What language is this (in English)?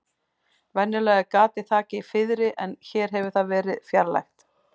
Icelandic